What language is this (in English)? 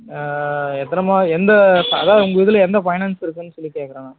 Tamil